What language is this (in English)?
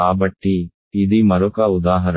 Telugu